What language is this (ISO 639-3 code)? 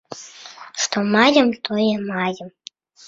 bel